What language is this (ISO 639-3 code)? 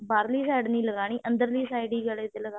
pan